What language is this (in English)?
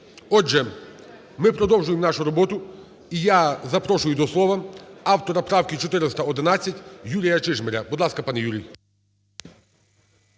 Ukrainian